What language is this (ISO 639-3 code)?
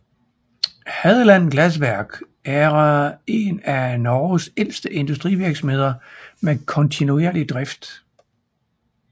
dan